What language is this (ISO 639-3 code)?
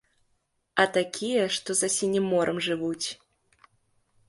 bel